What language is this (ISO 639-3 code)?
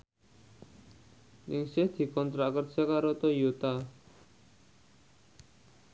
jav